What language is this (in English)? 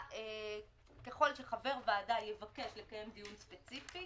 Hebrew